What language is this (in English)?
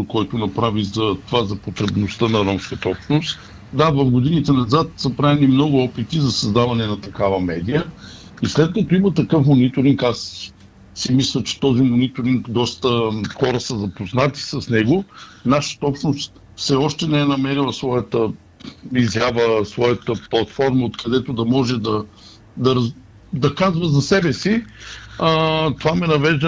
Bulgarian